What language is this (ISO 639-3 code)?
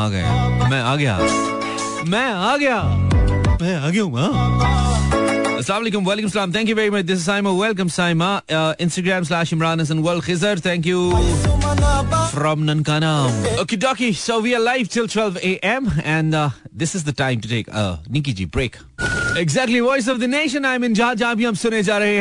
hin